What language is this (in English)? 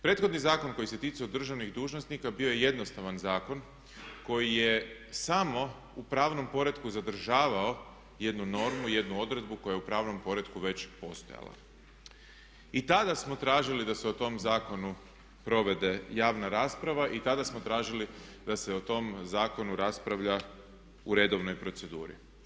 Croatian